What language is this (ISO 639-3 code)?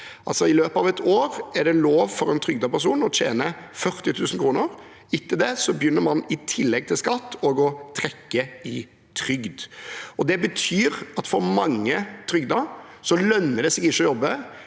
nor